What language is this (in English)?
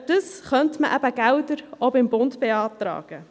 Swiss German